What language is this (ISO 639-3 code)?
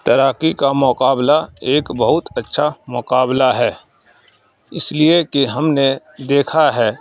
urd